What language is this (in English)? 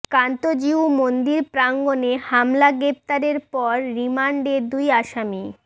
Bangla